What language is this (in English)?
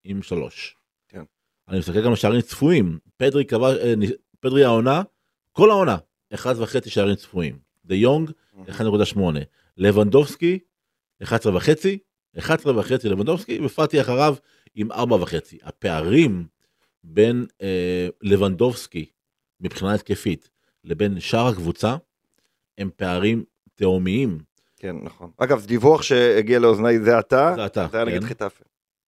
Hebrew